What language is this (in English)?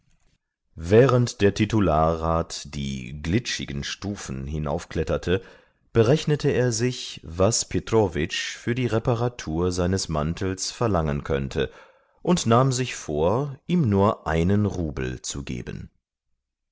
German